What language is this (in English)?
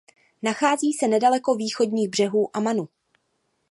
Czech